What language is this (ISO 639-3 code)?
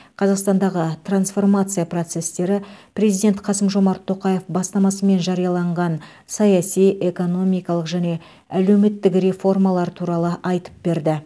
kaz